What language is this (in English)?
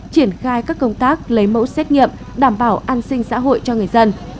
Vietnamese